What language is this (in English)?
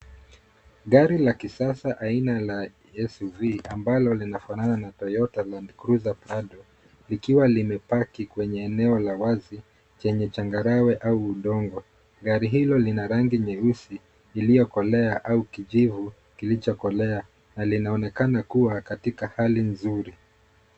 Swahili